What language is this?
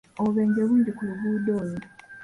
Ganda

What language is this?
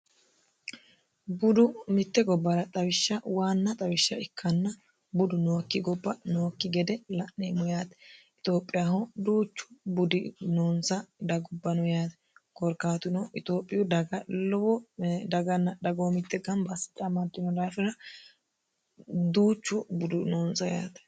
Sidamo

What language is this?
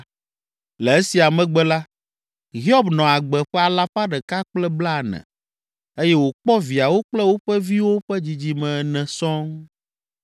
Ewe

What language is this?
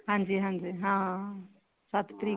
Punjabi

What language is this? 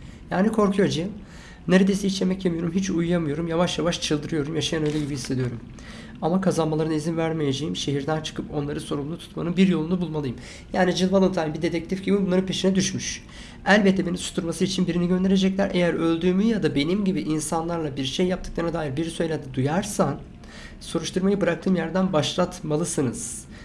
Turkish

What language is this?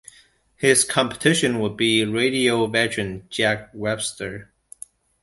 English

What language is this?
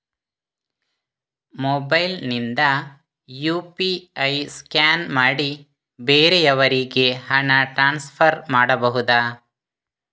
Kannada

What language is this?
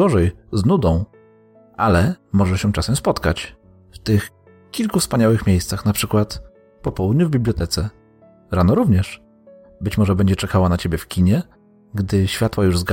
Polish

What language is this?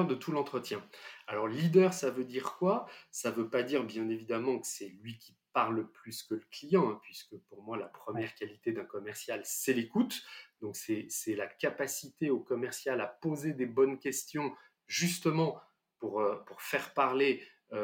French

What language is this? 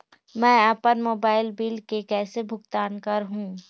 Chhattisgarhi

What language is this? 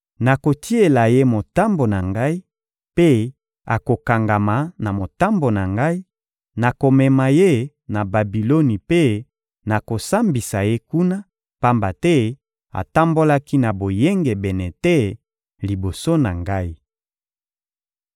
Lingala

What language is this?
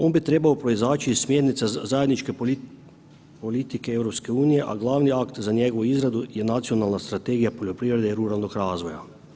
Croatian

